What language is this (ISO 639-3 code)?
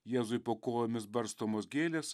lit